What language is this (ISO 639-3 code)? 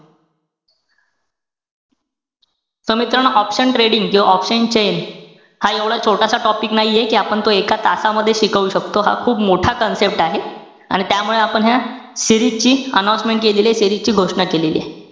mar